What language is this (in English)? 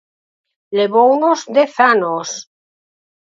Galician